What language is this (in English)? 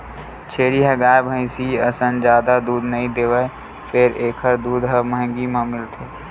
Chhattisgarhi